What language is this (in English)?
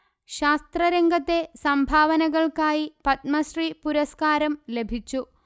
Malayalam